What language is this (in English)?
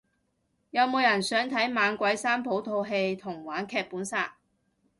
Cantonese